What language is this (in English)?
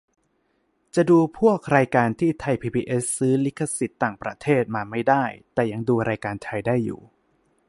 Thai